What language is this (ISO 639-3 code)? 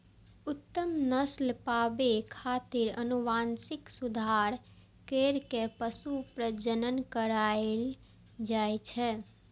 mai